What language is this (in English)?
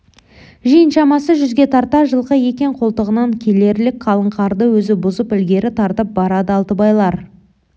Kazakh